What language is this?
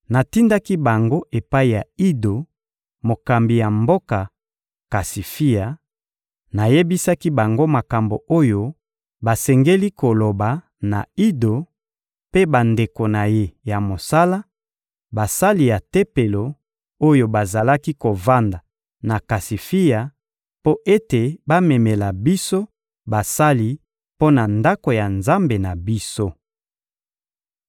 Lingala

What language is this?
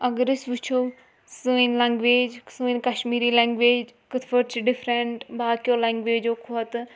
Kashmiri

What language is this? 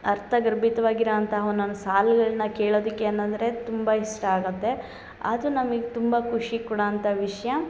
Kannada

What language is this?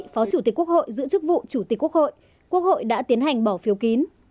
Vietnamese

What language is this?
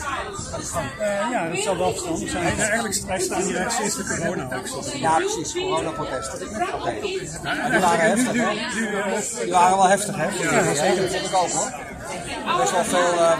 Dutch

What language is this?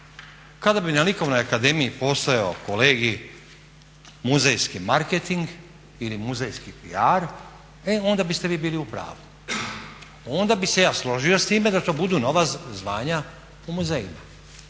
Croatian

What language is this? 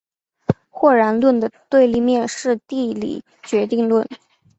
Chinese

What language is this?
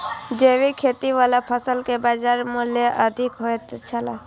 Maithili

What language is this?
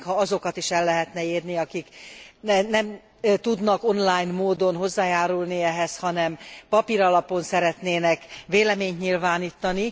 Hungarian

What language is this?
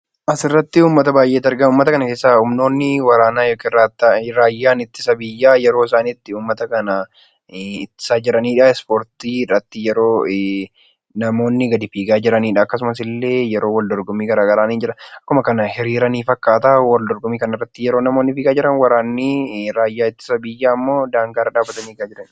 Oromo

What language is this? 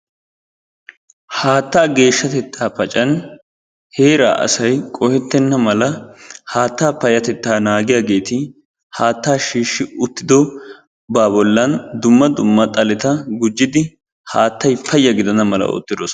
Wolaytta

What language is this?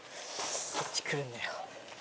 Japanese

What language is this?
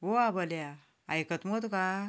Konkani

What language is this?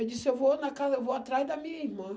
Portuguese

